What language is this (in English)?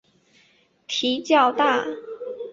Chinese